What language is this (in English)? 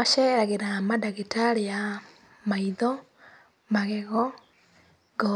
Kikuyu